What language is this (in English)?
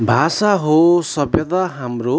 Nepali